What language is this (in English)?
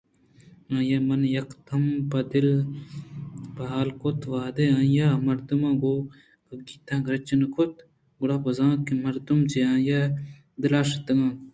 Eastern Balochi